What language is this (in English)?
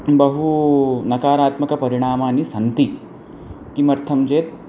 Sanskrit